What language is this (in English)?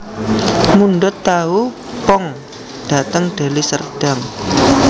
Javanese